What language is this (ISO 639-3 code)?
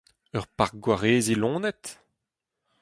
bre